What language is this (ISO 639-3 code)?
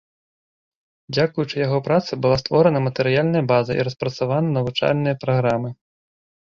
bel